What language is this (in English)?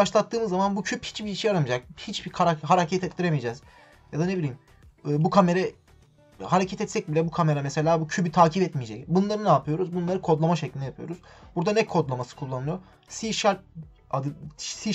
Turkish